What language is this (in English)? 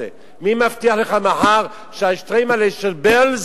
Hebrew